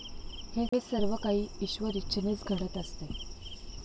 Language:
Marathi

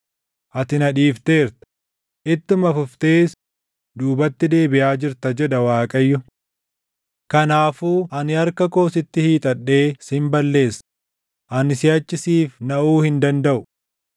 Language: Oromo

